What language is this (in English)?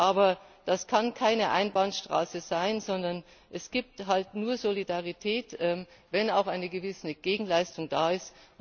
German